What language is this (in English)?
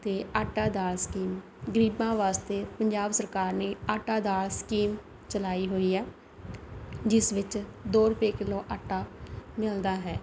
Punjabi